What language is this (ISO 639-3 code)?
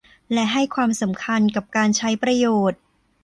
tha